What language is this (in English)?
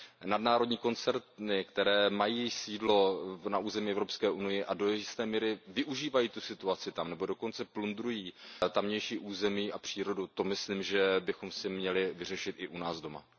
Czech